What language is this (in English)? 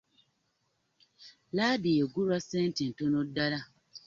Ganda